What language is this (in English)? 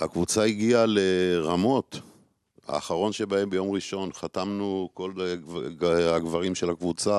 Hebrew